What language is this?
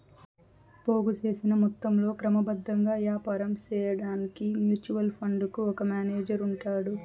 Telugu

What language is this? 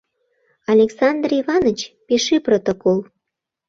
Mari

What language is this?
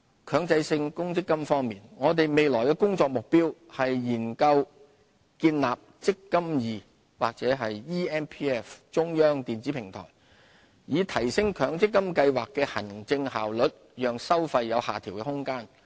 Cantonese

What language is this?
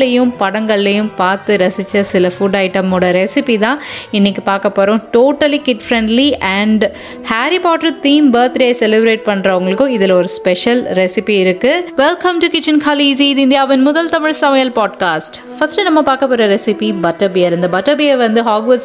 Tamil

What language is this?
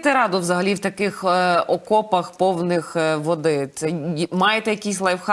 Ukrainian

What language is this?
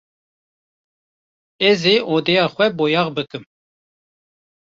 Kurdish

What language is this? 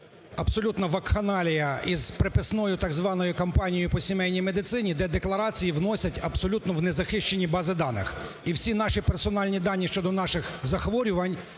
Ukrainian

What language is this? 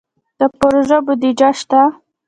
Pashto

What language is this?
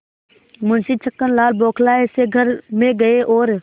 Hindi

